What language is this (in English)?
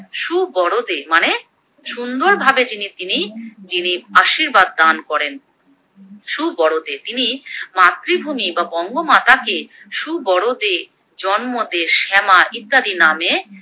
Bangla